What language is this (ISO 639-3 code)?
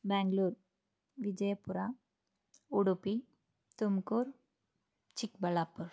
kan